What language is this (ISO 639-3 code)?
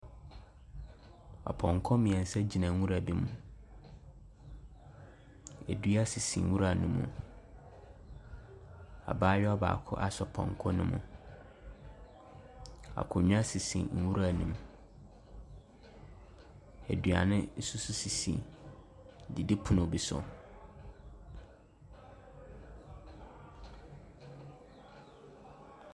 aka